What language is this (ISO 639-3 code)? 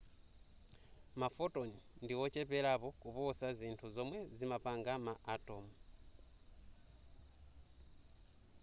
nya